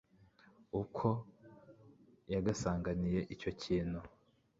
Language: Kinyarwanda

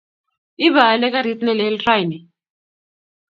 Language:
Kalenjin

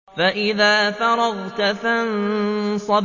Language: Arabic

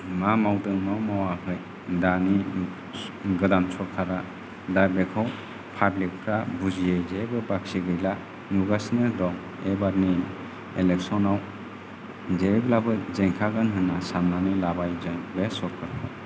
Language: Bodo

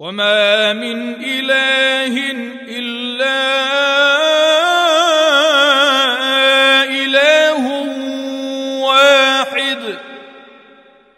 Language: Arabic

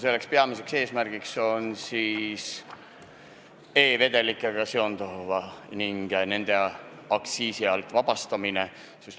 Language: Estonian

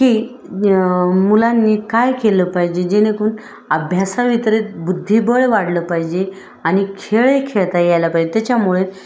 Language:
Marathi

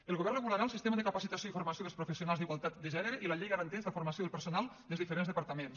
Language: Catalan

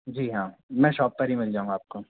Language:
Hindi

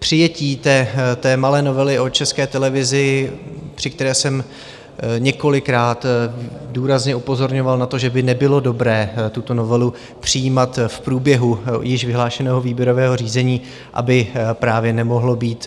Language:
Czech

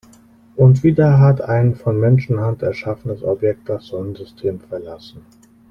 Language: German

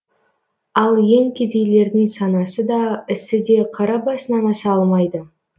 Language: Kazakh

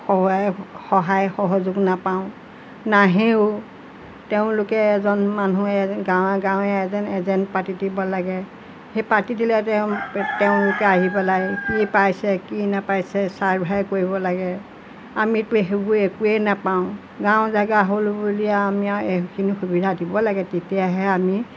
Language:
Assamese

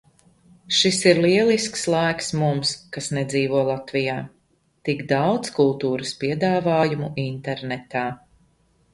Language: Latvian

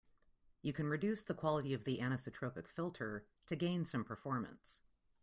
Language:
English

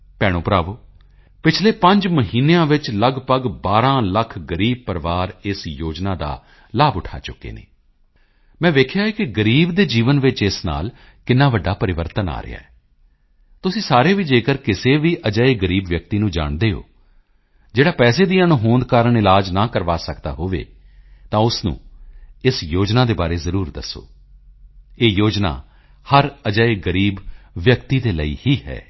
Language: Punjabi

